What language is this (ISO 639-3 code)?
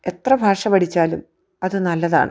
mal